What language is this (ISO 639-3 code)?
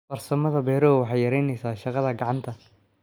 som